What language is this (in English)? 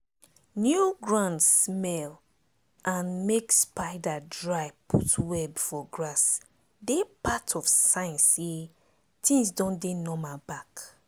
Nigerian Pidgin